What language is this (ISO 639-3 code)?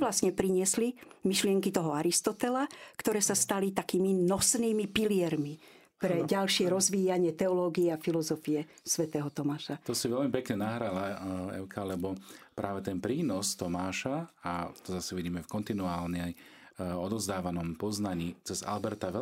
slk